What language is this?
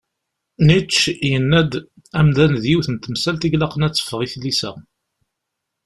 Kabyle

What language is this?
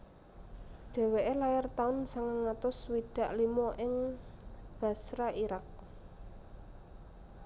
Javanese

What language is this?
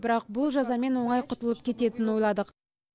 Kazakh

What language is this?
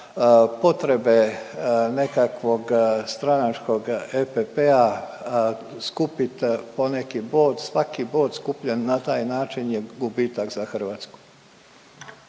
Croatian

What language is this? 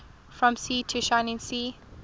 English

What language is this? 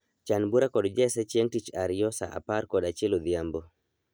Luo (Kenya and Tanzania)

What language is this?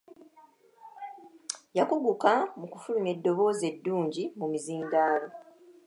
Ganda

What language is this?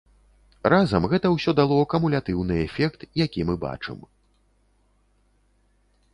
Belarusian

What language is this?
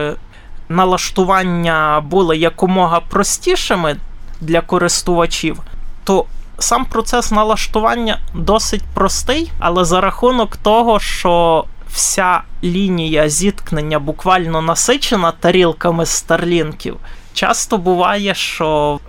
Ukrainian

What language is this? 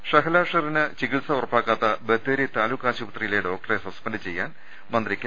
Malayalam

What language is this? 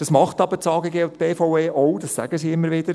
Swiss German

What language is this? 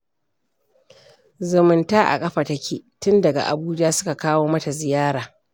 Hausa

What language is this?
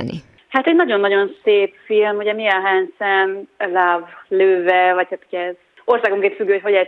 Hungarian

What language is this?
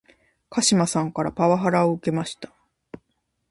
Japanese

